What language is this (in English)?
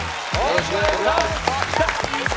Japanese